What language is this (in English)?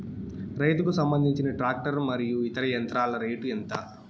Telugu